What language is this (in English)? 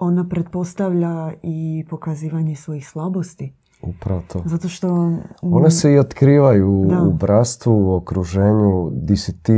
Croatian